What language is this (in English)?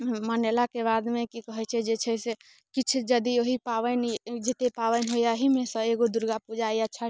Maithili